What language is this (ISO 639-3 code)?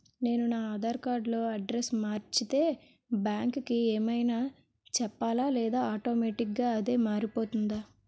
tel